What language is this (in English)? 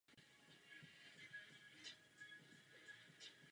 Czech